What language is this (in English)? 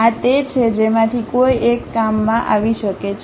Gujarati